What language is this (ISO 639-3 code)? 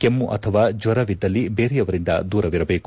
kan